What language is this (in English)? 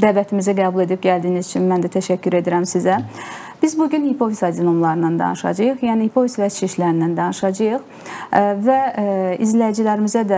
Turkish